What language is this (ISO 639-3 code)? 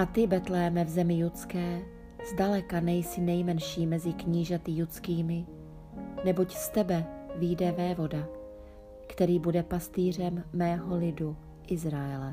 ces